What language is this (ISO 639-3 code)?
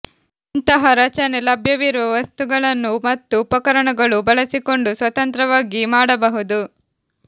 kan